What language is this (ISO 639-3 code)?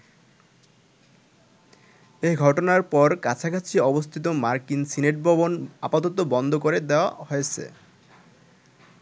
ben